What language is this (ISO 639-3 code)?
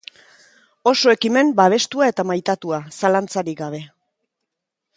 eus